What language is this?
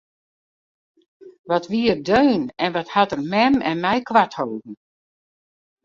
Western Frisian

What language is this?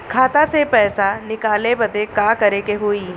Bhojpuri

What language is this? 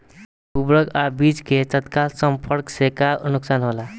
Bhojpuri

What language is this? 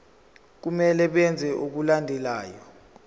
Zulu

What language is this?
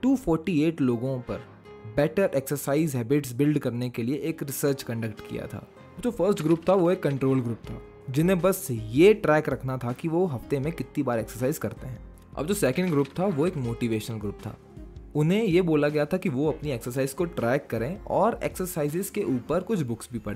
Hindi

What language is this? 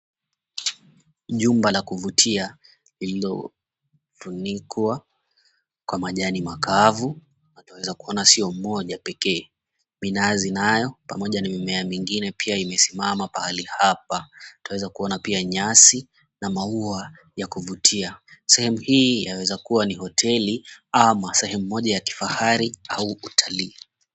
Swahili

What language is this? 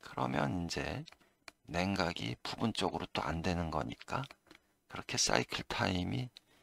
Korean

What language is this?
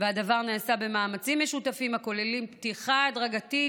Hebrew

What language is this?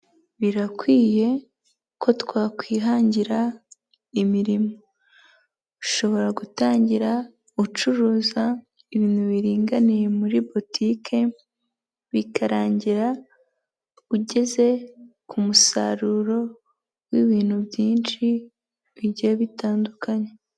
Kinyarwanda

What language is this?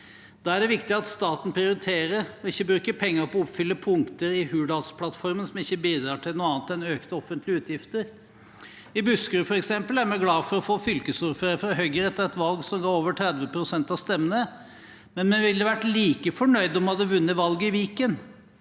Norwegian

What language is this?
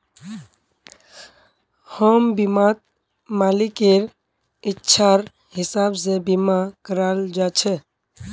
Magahi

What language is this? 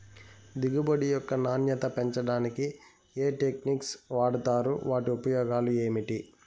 Telugu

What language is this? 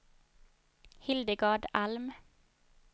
Swedish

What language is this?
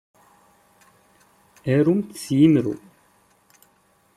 Kabyle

